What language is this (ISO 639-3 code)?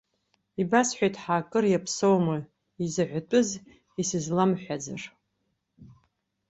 abk